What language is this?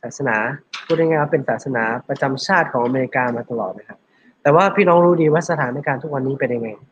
Thai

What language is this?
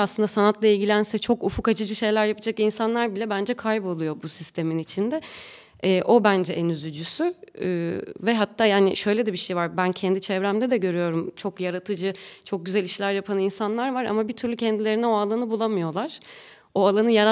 Turkish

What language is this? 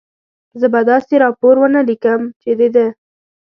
Pashto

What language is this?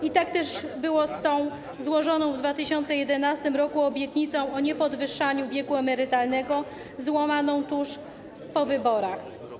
Polish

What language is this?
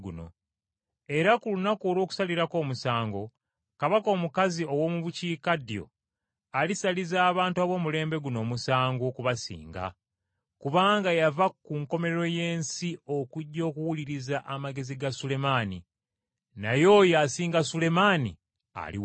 Ganda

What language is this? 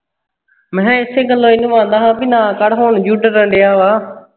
Punjabi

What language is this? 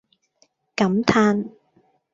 Cantonese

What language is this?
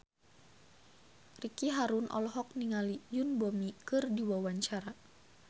Sundanese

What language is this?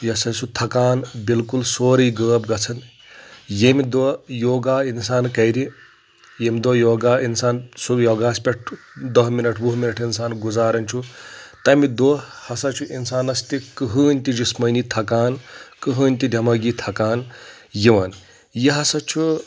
Kashmiri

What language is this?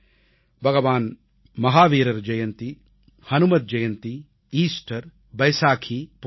Tamil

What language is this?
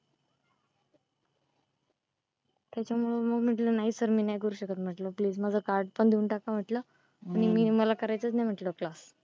Marathi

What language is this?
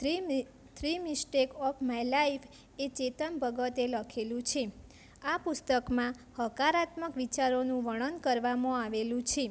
Gujarati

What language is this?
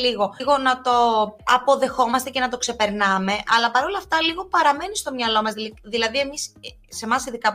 Greek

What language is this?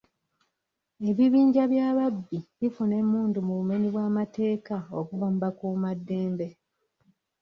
Ganda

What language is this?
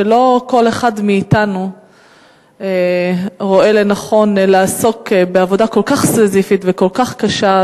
Hebrew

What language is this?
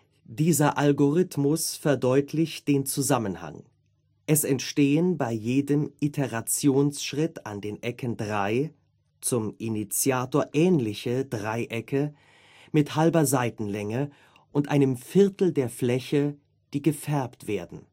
German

